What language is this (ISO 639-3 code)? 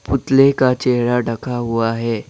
hin